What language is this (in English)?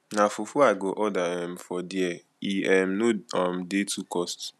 Nigerian Pidgin